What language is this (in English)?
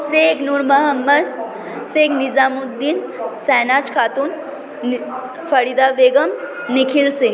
Bangla